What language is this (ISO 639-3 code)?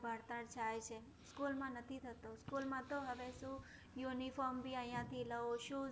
guj